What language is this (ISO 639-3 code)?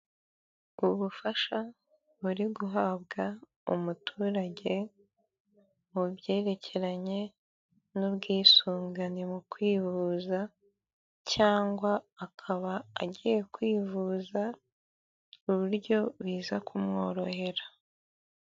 kin